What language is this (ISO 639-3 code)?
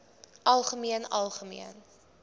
afr